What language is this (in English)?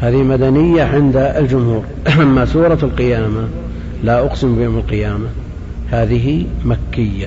Arabic